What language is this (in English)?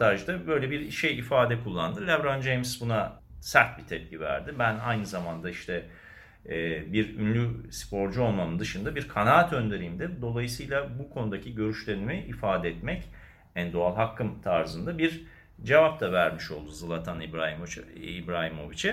Turkish